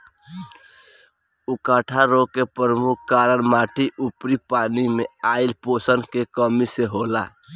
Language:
Bhojpuri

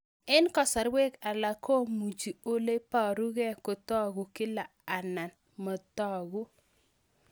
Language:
Kalenjin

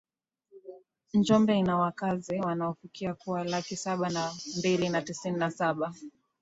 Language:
Swahili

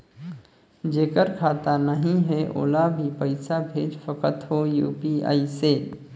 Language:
Chhattisgarhi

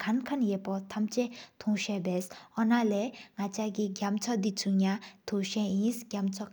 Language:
Sikkimese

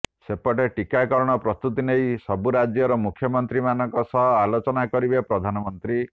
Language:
Odia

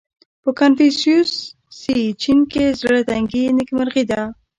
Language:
Pashto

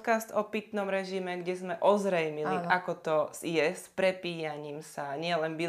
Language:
Slovak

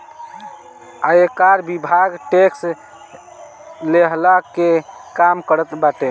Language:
Bhojpuri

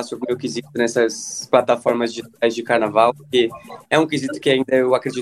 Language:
Portuguese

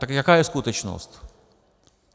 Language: Czech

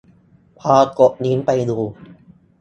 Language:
Thai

